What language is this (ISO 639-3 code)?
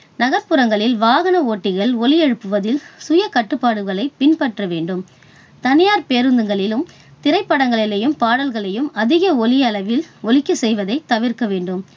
tam